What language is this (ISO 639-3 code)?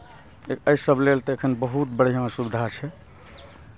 mai